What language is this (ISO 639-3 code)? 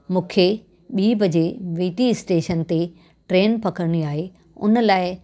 snd